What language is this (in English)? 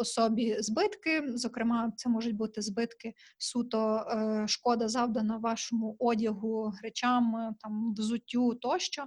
Ukrainian